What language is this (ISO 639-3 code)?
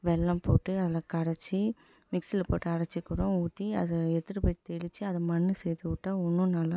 tam